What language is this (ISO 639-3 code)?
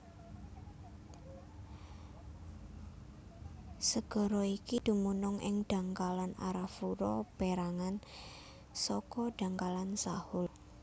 jav